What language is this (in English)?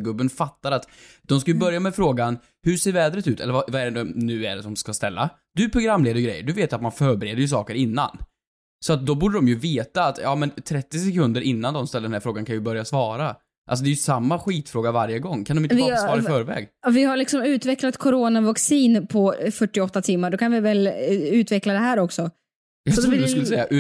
Swedish